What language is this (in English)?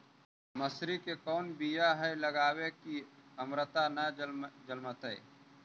Magahi